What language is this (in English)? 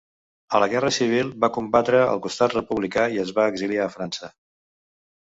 Catalan